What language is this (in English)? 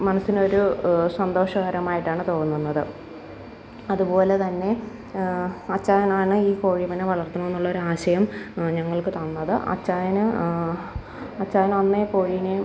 Malayalam